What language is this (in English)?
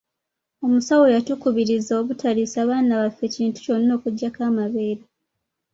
Ganda